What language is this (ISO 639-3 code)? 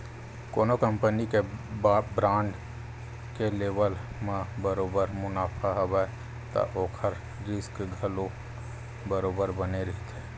hne